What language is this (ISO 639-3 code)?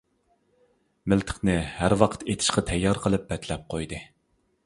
uig